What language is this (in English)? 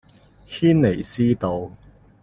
Cantonese